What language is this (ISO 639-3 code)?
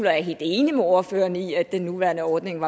dan